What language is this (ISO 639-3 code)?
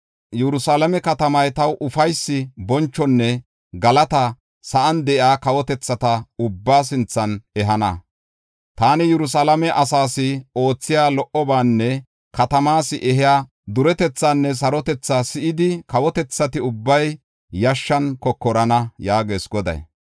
gof